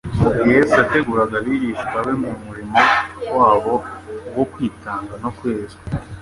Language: Kinyarwanda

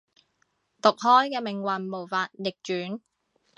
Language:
Cantonese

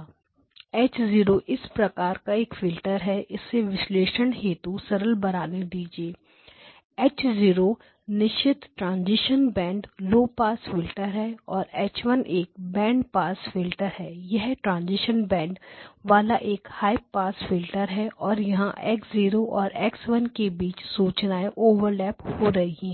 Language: Hindi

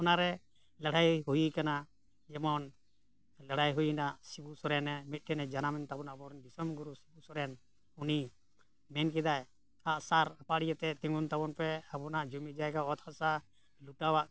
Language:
Santali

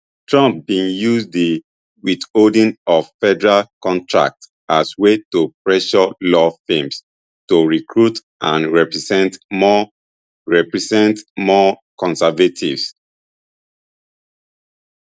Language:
Nigerian Pidgin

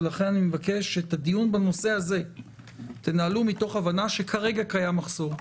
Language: Hebrew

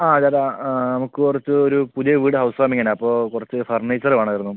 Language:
Malayalam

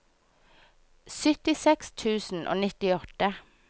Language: Norwegian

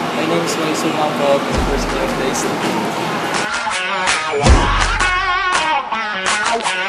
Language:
English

